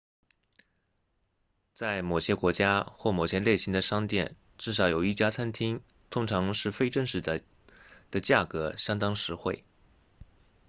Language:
Chinese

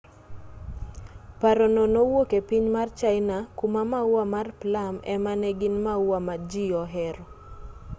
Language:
Luo (Kenya and Tanzania)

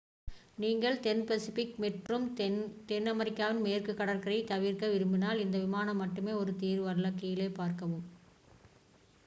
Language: Tamil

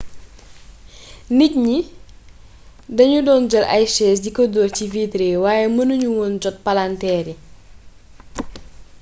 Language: Wolof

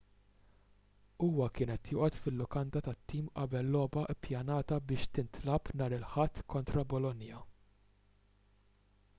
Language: Maltese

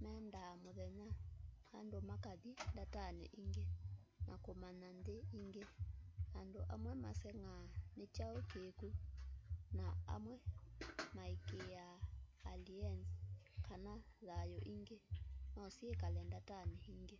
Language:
Kamba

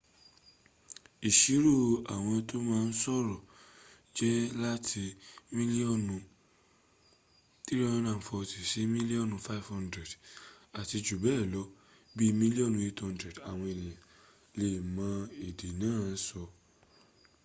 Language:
Yoruba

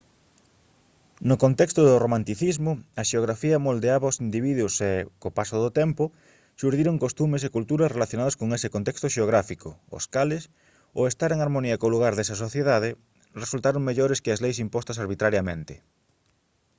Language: Galician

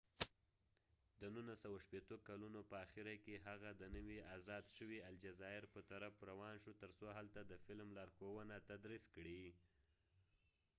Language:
Pashto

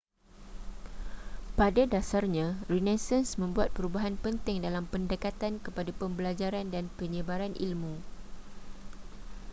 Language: Malay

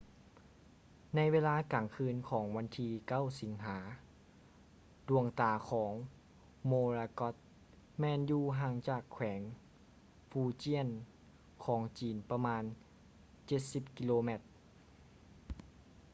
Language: Lao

